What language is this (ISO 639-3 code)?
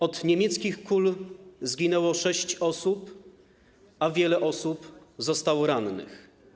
pol